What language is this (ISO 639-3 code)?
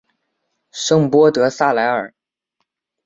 zho